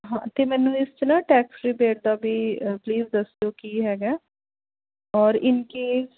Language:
Punjabi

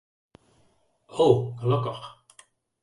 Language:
Western Frisian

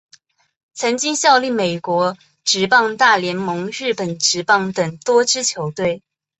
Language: Chinese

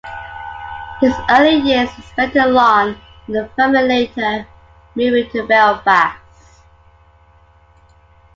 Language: English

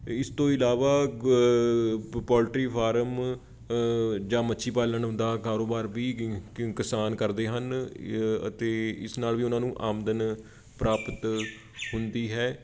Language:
Punjabi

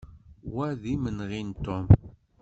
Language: Kabyle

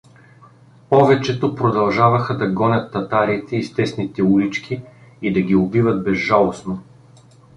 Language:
Bulgarian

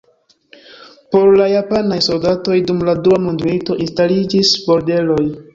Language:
Esperanto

